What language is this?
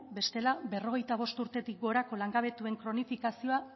Basque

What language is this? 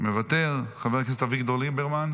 Hebrew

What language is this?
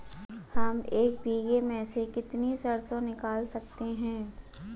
Hindi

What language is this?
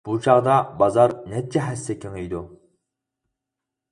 Uyghur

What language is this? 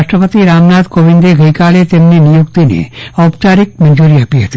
Gujarati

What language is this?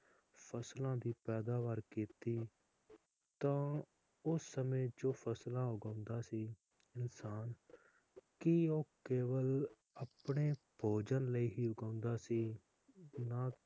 Punjabi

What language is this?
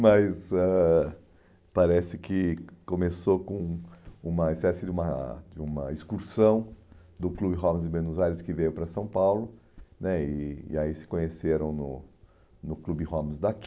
Portuguese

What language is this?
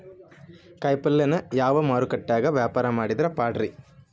Kannada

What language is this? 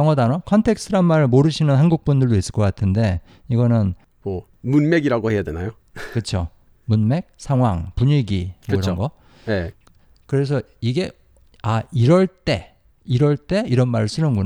Korean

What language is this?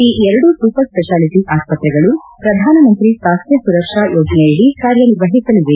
Kannada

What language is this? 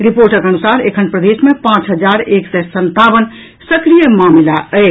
Maithili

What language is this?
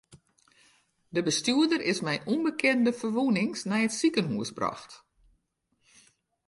Western Frisian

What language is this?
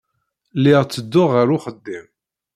Kabyle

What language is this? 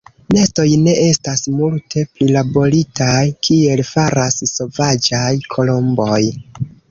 Esperanto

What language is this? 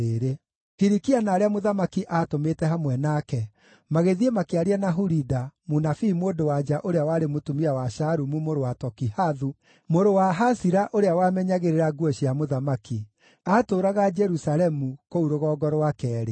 Kikuyu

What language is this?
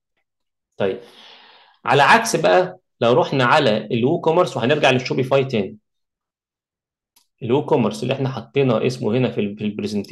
Arabic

